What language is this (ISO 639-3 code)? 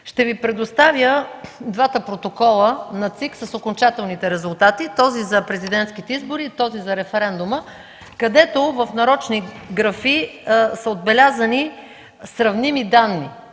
bul